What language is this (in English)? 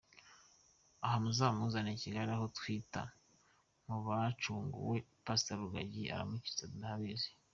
Kinyarwanda